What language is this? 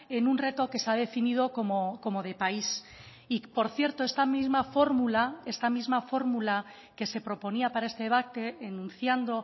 Spanish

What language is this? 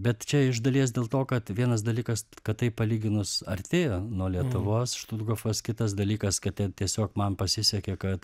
Lithuanian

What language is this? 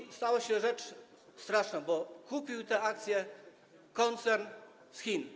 Polish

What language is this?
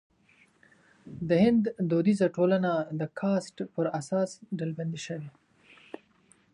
Pashto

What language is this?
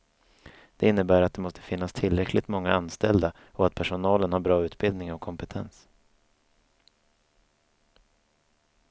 Swedish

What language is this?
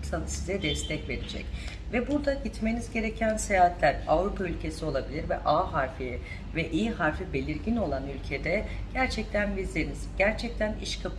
Turkish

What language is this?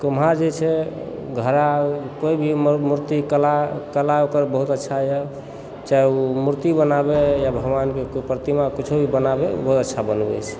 Maithili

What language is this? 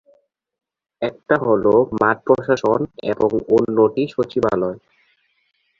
Bangla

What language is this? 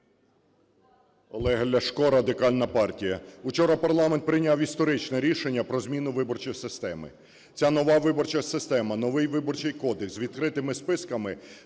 Ukrainian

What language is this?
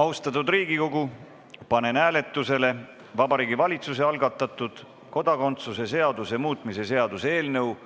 Estonian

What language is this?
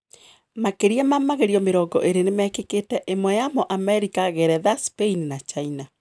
Kikuyu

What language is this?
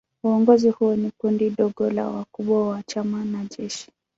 Swahili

